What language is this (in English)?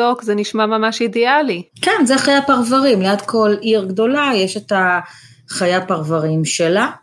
Hebrew